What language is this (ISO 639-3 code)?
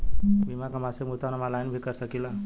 bho